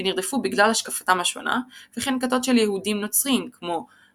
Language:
Hebrew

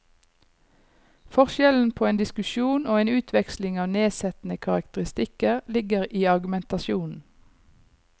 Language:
Norwegian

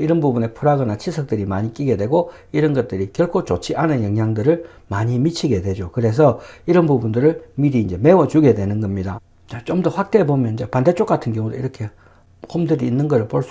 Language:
Korean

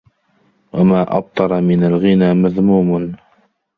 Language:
Arabic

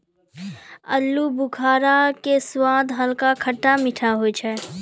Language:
Maithili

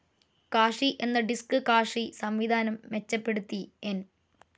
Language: Malayalam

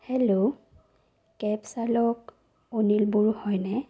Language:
Assamese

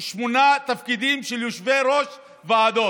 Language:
Hebrew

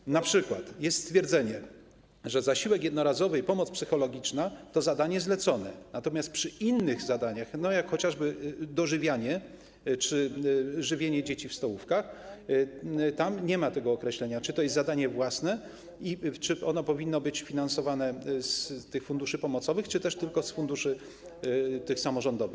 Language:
Polish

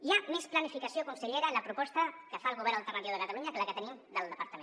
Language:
Catalan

